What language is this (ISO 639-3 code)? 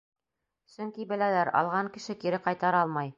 bak